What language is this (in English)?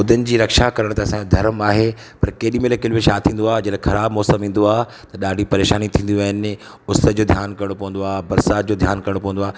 Sindhi